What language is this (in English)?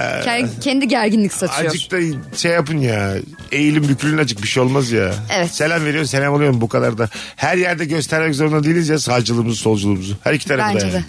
Turkish